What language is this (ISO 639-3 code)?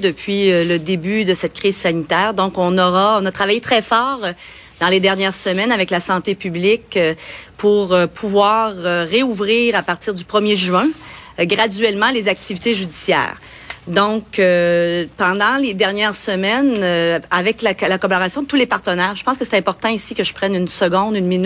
fra